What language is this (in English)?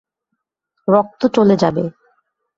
Bangla